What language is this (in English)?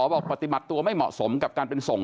Thai